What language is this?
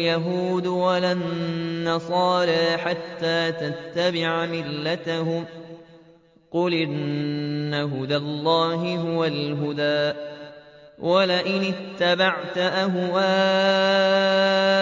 Arabic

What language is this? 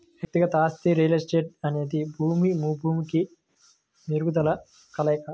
Telugu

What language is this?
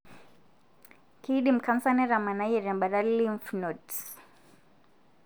Masai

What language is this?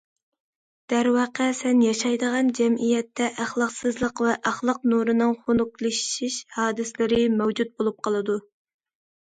Uyghur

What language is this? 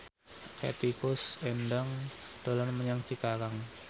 Javanese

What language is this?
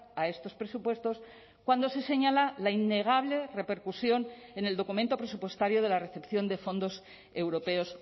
Spanish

